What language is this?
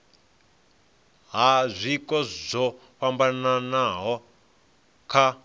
Venda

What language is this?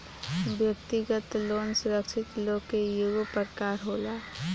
Bhojpuri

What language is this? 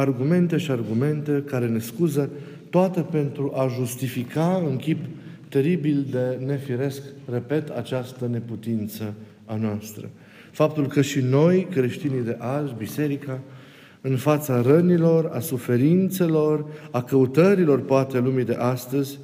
Romanian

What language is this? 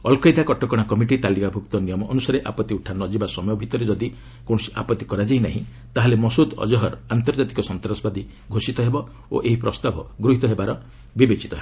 Odia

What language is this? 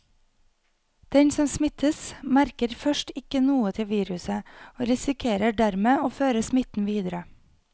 Norwegian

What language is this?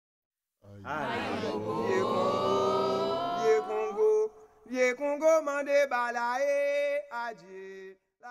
Arabic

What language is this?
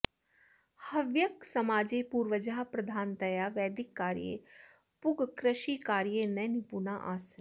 Sanskrit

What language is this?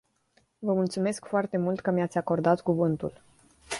Romanian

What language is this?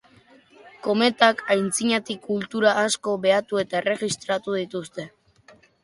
Basque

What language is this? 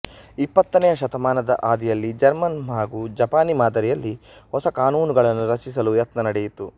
Kannada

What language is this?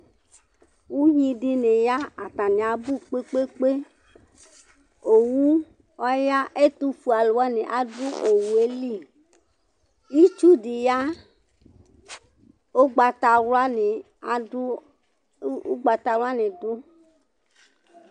Ikposo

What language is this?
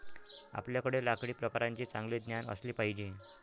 Marathi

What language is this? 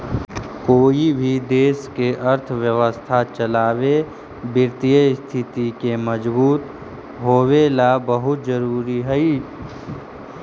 Magahi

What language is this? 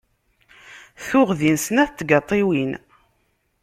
Kabyle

